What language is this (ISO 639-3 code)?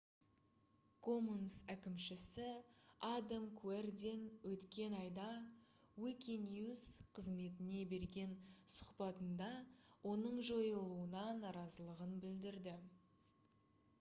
kaz